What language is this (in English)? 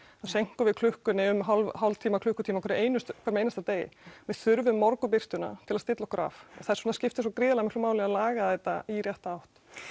Icelandic